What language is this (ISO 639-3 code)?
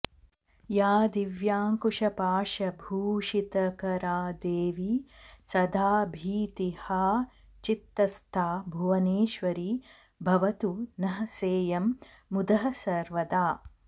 san